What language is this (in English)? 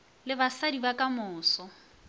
Northern Sotho